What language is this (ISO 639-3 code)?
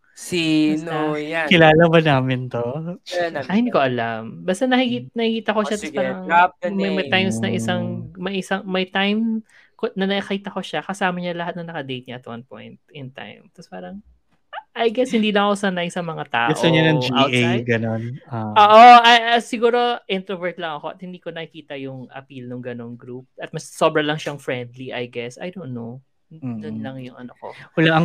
fil